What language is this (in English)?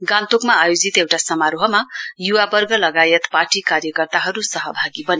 Nepali